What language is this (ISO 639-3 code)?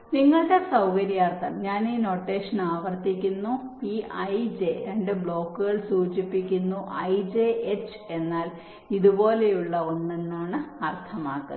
mal